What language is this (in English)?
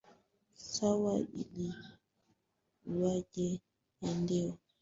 Swahili